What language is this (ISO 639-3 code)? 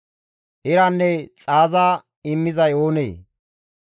gmv